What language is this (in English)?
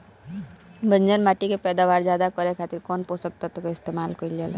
Bhojpuri